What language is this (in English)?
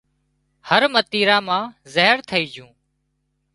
Wadiyara Koli